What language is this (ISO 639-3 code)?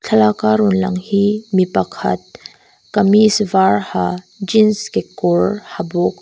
lus